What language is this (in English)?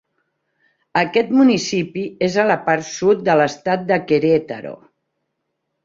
Catalan